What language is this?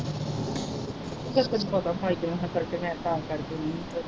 Punjabi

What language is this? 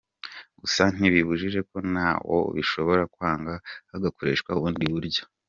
Kinyarwanda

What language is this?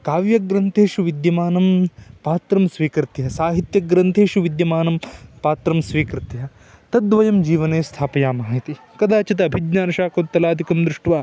Sanskrit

